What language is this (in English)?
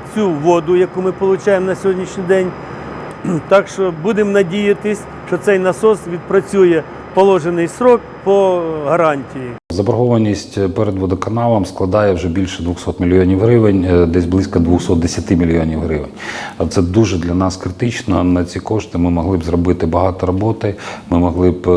Ukrainian